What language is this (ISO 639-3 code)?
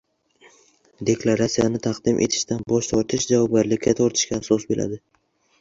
uzb